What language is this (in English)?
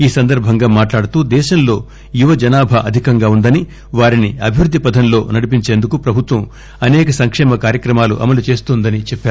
Telugu